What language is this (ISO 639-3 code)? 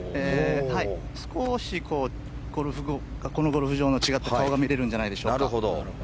jpn